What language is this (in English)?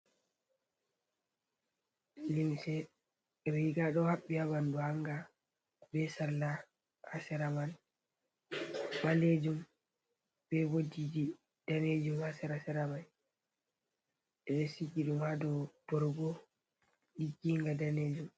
Fula